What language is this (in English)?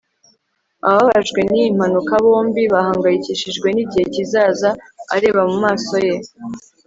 Kinyarwanda